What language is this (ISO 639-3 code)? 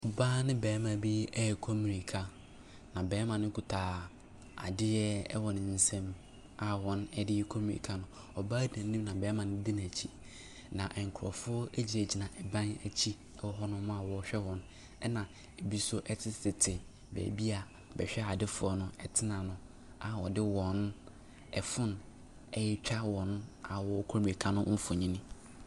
aka